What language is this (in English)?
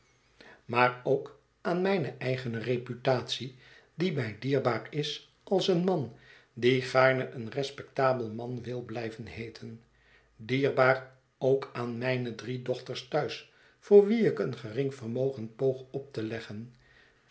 Dutch